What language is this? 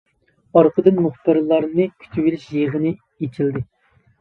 Uyghur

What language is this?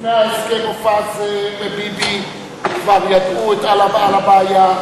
Hebrew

